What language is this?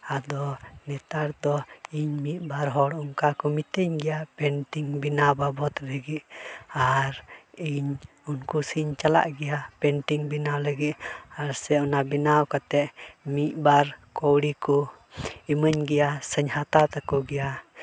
Santali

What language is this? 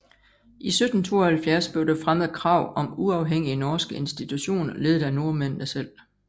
Danish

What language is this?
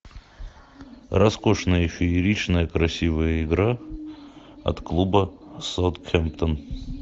Russian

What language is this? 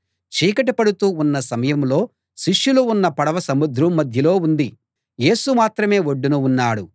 Telugu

